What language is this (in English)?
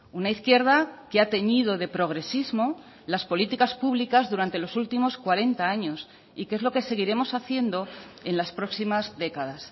Spanish